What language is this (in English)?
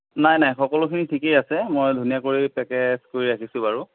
Assamese